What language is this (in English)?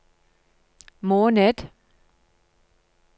Norwegian